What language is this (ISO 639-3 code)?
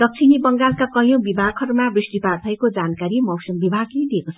nep